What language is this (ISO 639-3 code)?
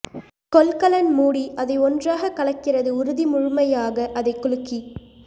tam